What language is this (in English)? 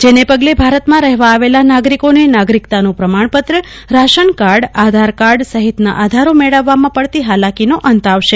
Gujarati